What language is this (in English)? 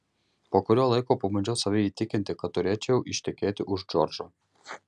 Lithuanian